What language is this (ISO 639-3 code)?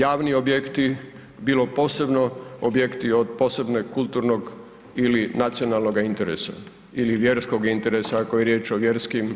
hrv